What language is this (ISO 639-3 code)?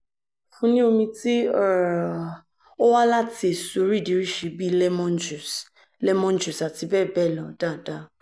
yor